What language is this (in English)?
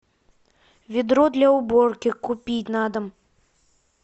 Russian